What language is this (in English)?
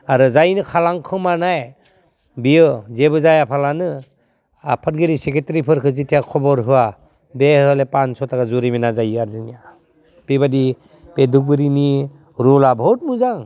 Bodo